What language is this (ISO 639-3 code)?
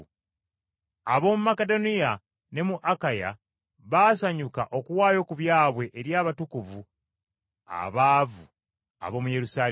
lug